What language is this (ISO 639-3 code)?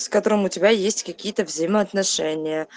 rus